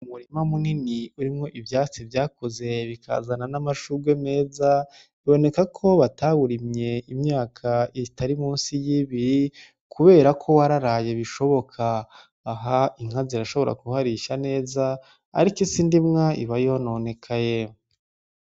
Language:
Rundi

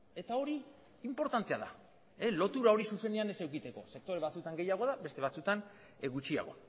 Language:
Basque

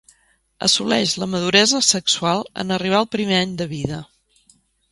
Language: Catalan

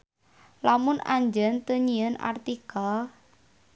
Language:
Sundanese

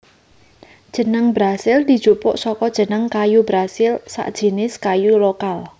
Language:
Javanese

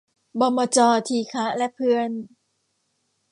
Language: Thai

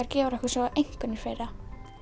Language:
Icelandic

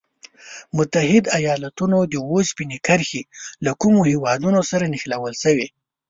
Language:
Pashto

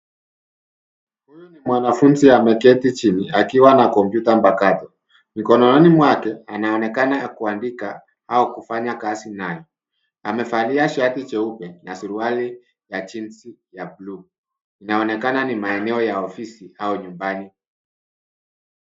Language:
Swahili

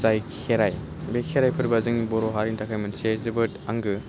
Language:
Bodo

